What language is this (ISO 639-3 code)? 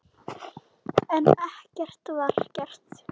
isl